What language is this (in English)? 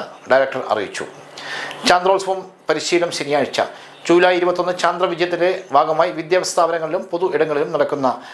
Malayalam